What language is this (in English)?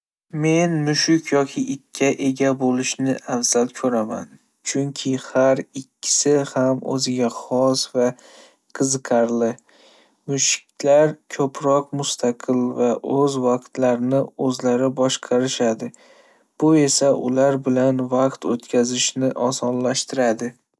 Uzbek